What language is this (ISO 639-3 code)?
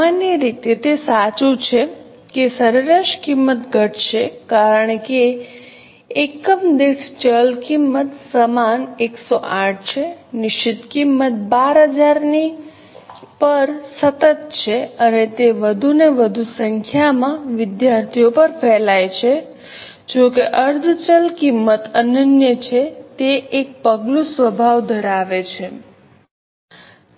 guj